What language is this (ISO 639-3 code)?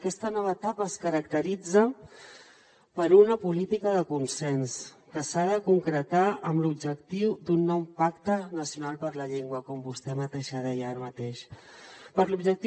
cat